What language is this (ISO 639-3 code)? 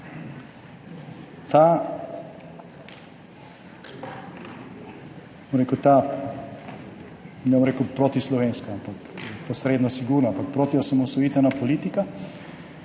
slv